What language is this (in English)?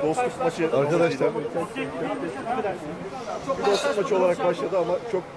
Turkish